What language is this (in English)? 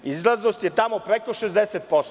Serbian